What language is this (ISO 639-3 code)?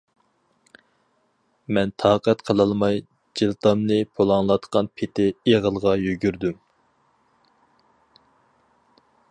uig